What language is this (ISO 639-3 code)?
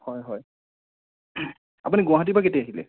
asm